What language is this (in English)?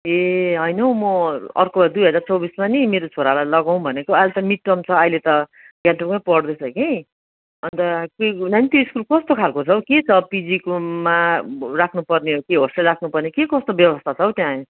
Nepali